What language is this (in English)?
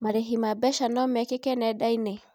Kikuyu